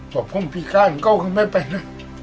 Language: Thai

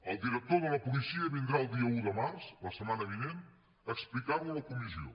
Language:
Catalan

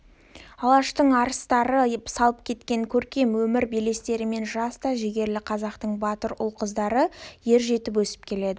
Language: Kazakh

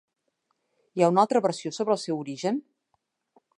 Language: Catalan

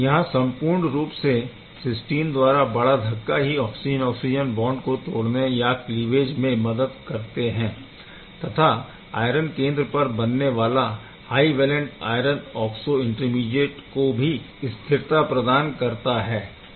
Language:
Hindi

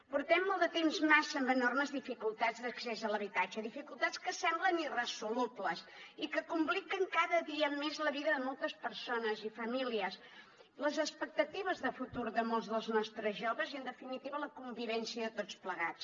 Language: Catalan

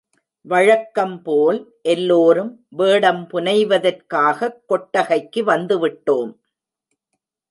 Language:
Tamil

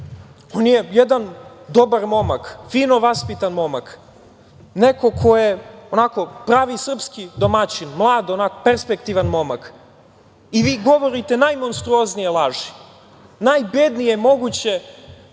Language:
Serbian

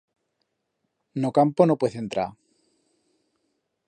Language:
Aragonese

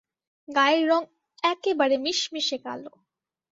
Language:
Bangla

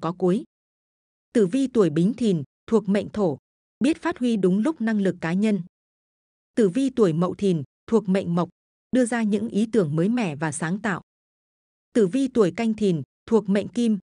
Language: Vietnamese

